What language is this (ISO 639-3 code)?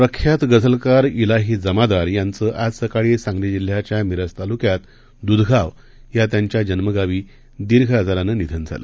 mar